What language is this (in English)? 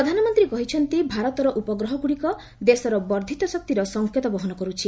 Odia